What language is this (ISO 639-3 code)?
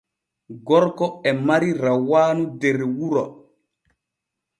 fue